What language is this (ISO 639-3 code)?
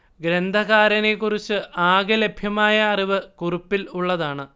mal